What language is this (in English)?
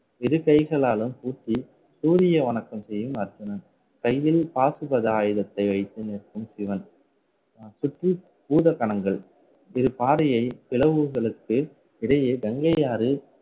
Tamil